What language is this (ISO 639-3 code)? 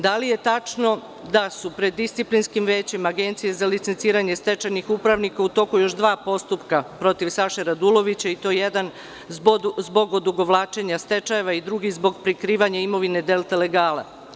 srp